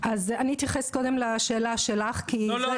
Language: Hebrew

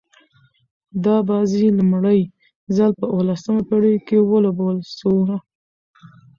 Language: Pashto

